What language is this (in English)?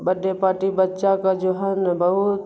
Urdu